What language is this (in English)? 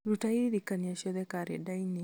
Kikuyu